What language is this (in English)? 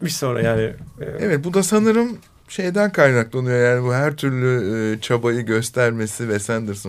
Turkish